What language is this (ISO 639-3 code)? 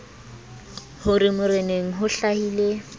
sot